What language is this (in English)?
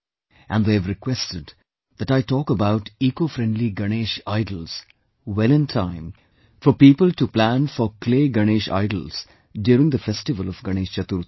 English